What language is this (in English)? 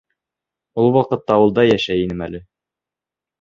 Bashkir